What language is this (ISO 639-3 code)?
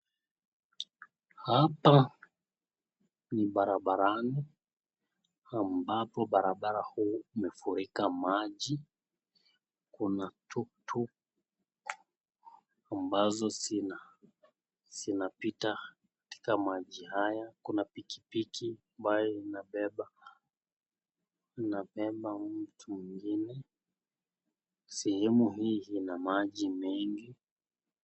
swa